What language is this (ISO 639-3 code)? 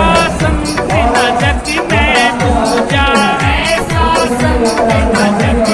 hin